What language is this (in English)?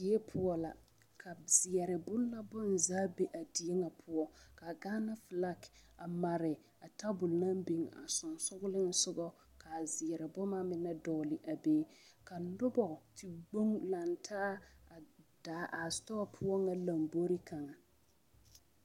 Southern Dagaare